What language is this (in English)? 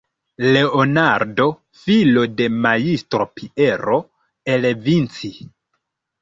Esperanto